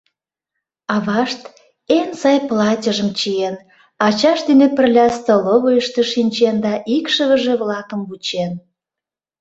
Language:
Mari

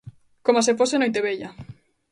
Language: Galician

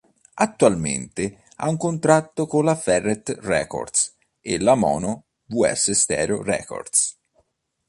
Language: Italian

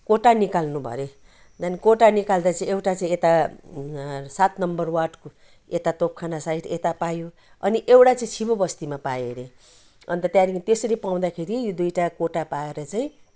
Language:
Nepali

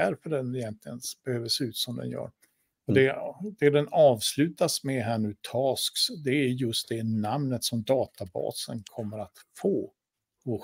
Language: Swedish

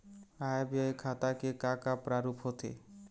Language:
Chhattisgarhi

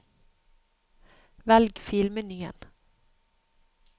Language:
Norwegian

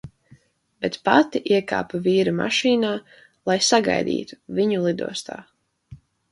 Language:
Latvian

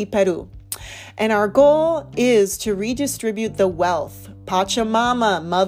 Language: English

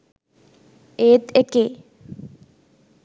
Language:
Sinhala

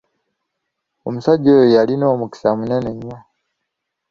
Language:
Ganda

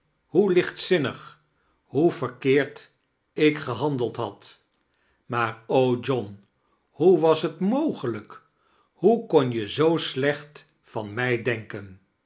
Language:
Dutch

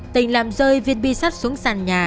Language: Vietnamese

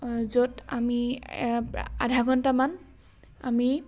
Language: Assamese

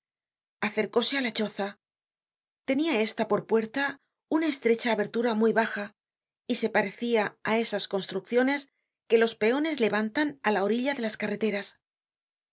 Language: Spanish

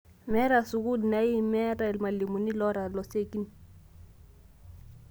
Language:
Masai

